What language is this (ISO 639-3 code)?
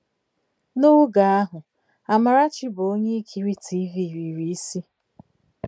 ibo